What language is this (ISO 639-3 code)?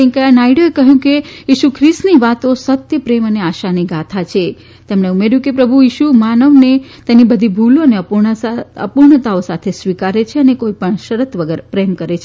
guj